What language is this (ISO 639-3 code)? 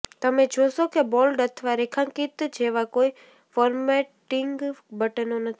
guj